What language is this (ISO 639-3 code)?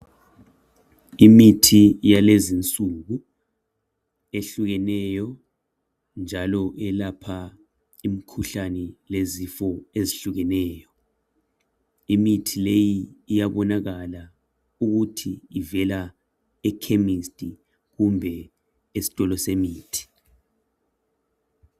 nde